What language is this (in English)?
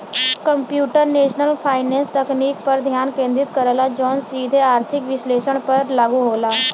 Bhojpuri